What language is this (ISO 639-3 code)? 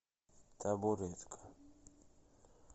rus